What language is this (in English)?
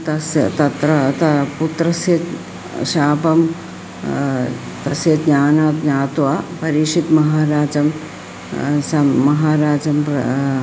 Sanskrit